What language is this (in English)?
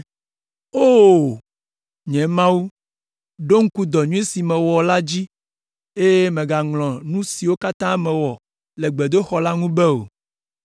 Ewe